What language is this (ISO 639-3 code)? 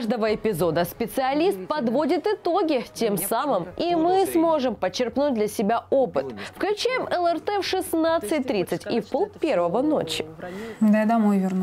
rus